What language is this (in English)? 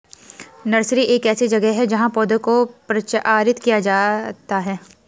Hindi